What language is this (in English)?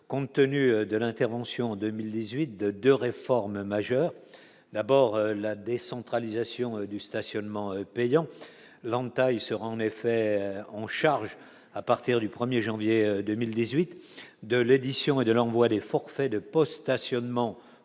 French